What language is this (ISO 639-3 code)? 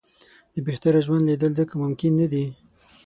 pus